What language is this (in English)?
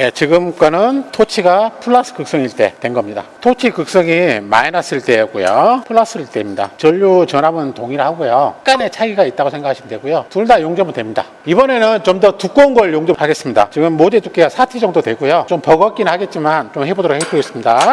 Korean